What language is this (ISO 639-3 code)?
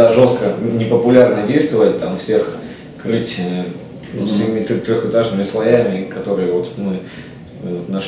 rus